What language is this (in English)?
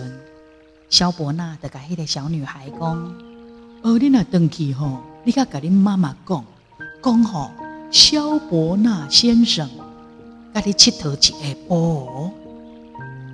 Chinese